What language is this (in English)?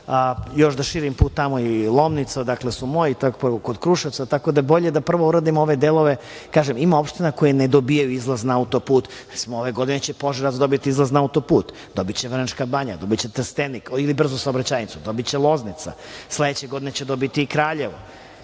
Serbian